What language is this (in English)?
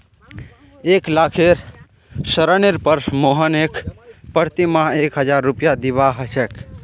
Magahi